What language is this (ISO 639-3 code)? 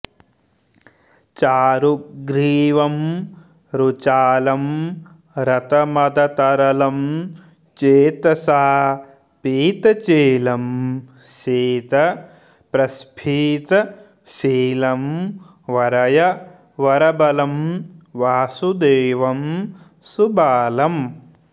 san